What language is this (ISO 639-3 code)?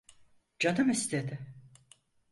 tur